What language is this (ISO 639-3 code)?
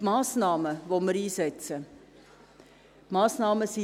gsw